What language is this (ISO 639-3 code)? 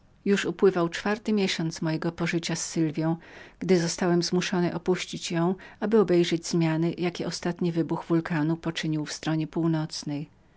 pol